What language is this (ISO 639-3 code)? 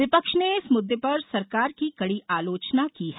hin